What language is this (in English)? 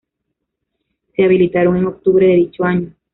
Spanish